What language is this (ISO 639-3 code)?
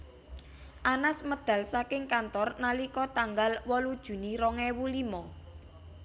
jav